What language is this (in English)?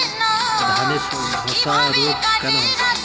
Bangla